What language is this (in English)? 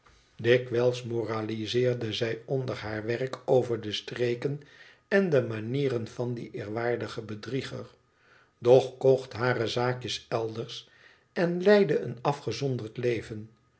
Dutch